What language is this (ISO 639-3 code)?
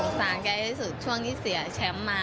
tha